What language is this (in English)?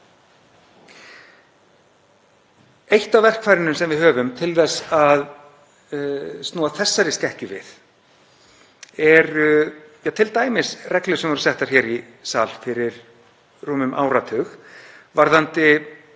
Icelandic